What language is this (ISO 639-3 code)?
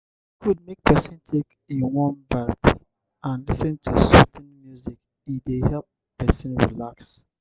pcm